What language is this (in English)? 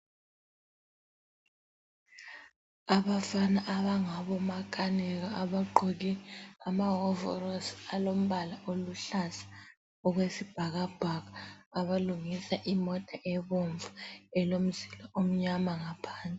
North Ndebele